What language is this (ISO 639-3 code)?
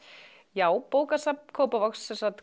isl